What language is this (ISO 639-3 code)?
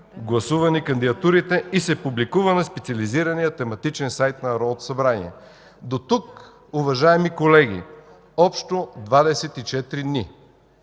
bul